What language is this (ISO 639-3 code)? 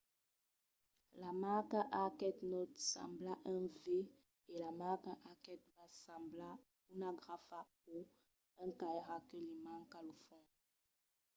oci